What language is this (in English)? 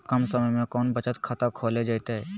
Magahi